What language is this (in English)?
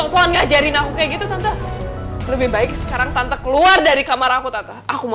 Indonesian